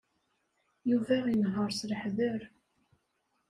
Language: Kabyle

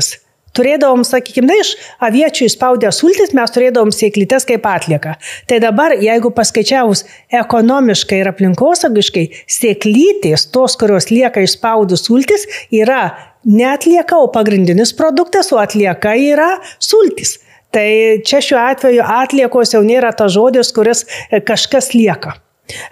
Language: Lithuanian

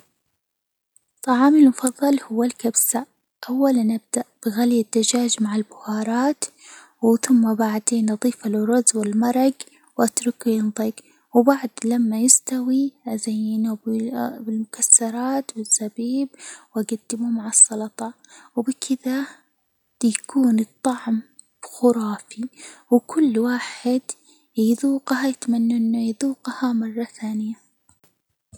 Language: Hijazi Arabic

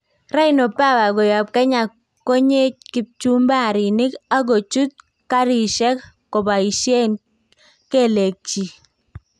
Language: Kalenjin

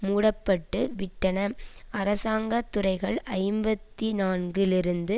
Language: Tamil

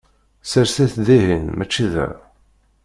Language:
Kabyle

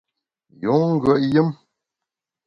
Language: Bamun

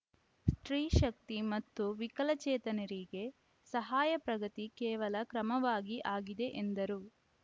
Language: Kannada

